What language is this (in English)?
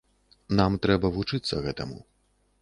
Belarusian